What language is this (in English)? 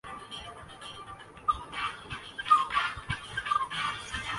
Urdu